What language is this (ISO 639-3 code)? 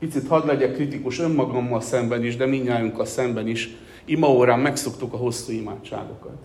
hun